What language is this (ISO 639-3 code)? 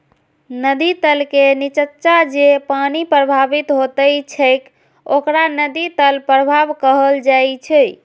mai